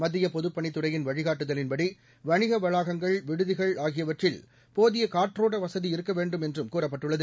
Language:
Tamil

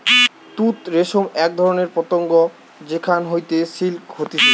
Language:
Bangla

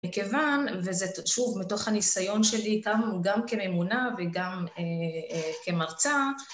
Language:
Hebrew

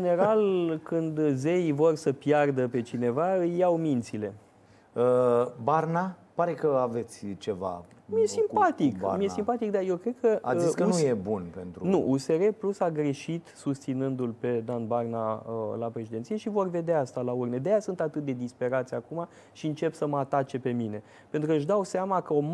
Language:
Romanian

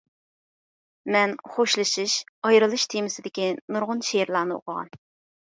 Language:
Uyghur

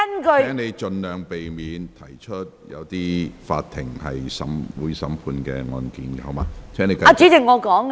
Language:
Cantonese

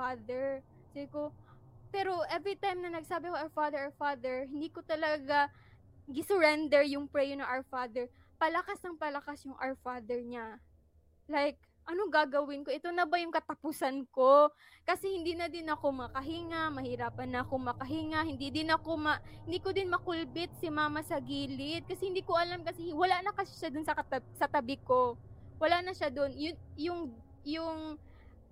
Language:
Filipino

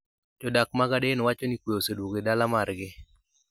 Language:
Luo (Kenya and Tanzania)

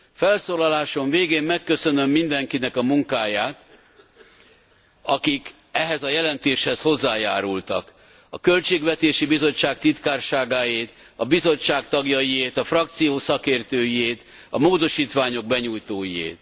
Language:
Hungarian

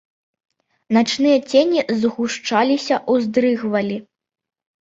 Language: Belarusian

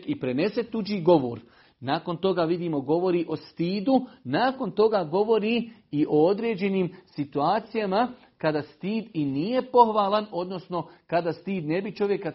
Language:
Croatian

